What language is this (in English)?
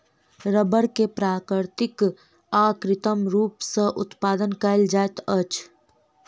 Maithili